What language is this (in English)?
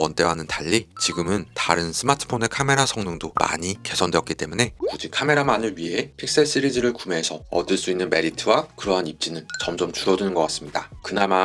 Korean